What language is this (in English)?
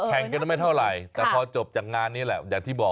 Thai